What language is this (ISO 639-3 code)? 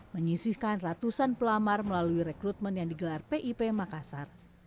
ind